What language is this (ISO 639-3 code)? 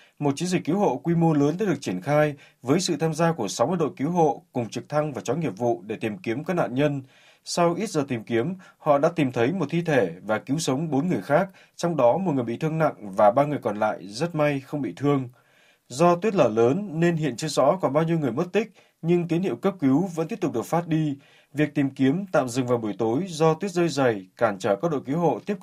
vie